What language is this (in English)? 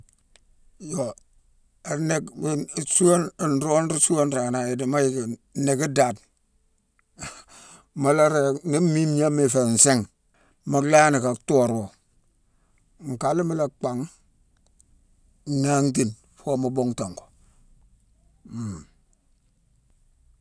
Mansoanka